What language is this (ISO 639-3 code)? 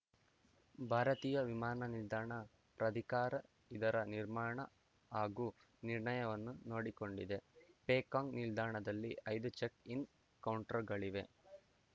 kan